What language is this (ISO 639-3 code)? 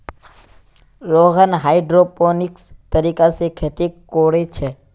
mag